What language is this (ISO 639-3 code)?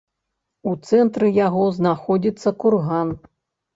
bel